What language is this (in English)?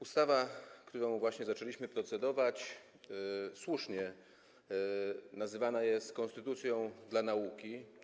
Polish